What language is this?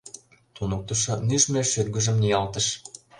Mari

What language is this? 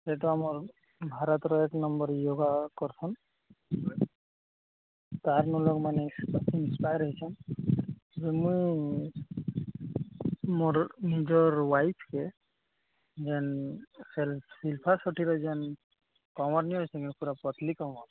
Odia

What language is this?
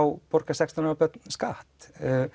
Icelandic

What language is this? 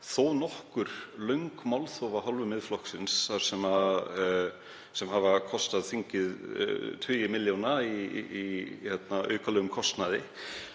Icelandic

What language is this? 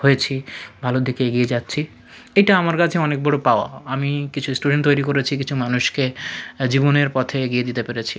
Bangla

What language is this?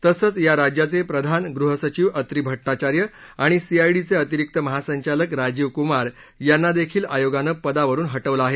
Marathi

